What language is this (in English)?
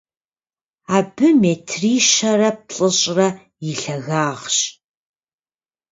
Kabardian